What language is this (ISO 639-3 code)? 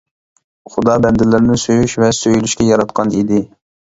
uig